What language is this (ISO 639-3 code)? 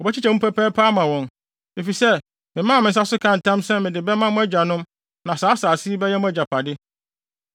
aka